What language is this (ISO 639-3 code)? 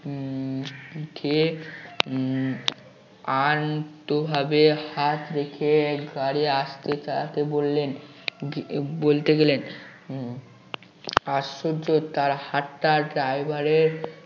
ben